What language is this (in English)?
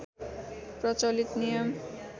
Nepali